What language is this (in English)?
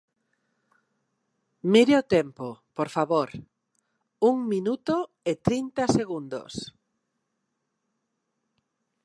Galician